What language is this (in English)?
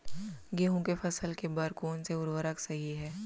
Chhattisgarhi